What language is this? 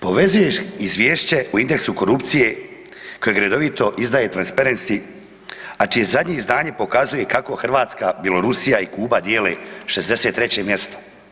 Croatian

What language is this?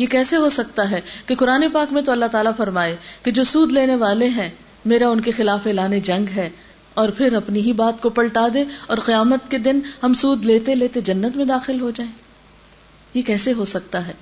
Urdu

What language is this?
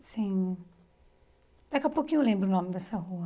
Portuguese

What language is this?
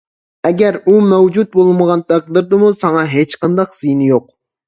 Uyghur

